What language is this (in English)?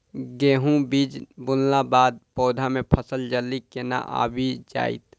Maithili